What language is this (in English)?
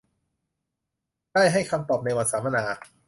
Thai